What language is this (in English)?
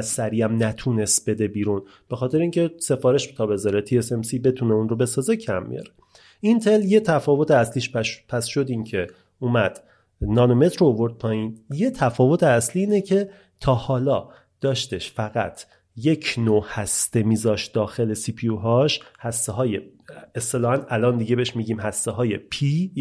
Persian